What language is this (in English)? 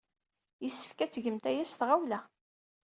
Kabyle